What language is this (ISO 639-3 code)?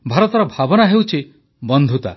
ori